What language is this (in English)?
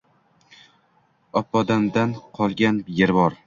Uzbek